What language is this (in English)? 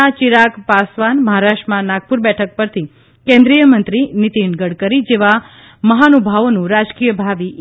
Gujarati